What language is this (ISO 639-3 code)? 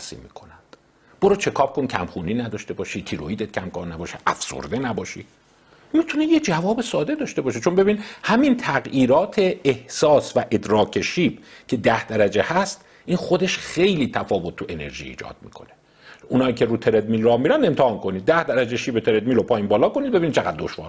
fas